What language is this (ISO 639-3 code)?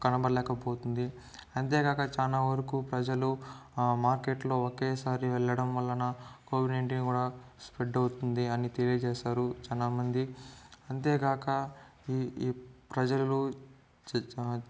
tel